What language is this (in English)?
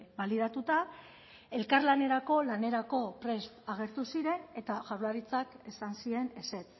Basque